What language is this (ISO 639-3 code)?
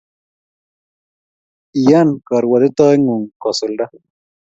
kln